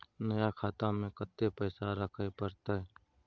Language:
Maithili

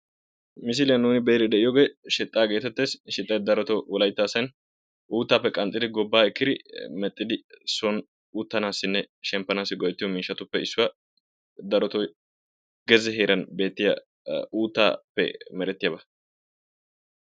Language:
Wolaytta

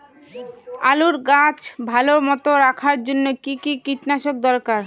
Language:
Bangla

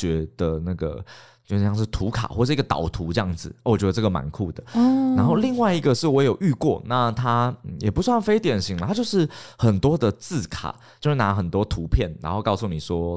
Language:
Chinese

